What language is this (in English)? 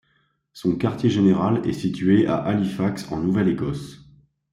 French